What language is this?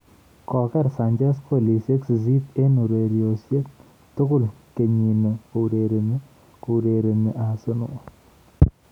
Kalenjin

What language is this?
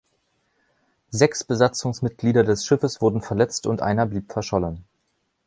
German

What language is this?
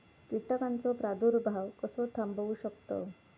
Marathi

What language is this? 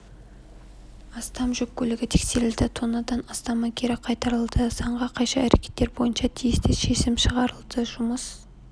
Kazakh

